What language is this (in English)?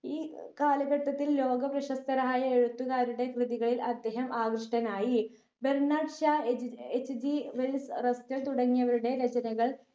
Malayalam